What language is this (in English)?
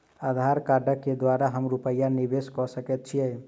Maithili